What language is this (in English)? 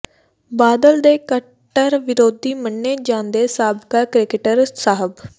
Punjabi